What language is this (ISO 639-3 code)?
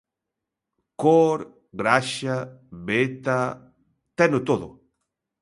glg